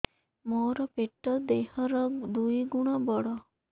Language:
Odia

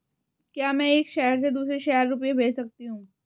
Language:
Hindi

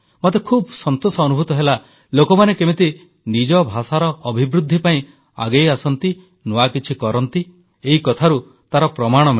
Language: Odia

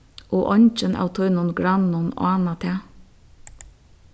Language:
Faroese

